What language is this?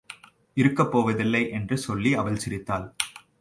Tamil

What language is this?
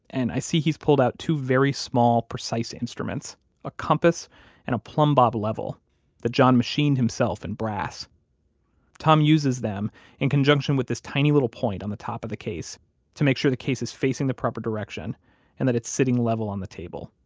English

